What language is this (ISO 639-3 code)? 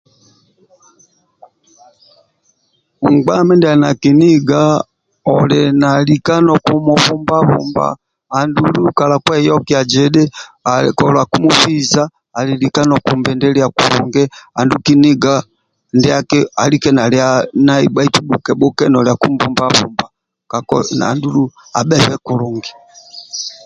rwm